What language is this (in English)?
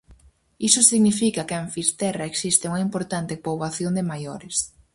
Galician